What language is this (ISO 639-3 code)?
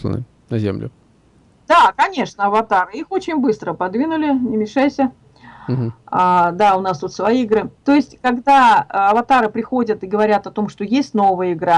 rus